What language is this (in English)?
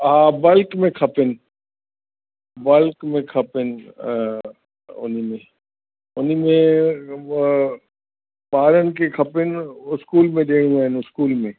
Sindhi